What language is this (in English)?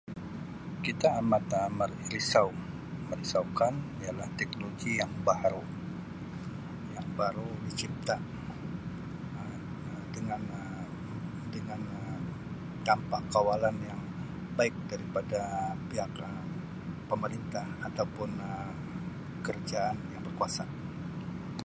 Sabah Malay